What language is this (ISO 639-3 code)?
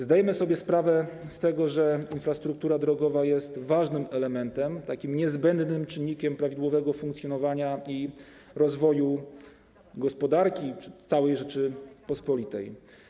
pol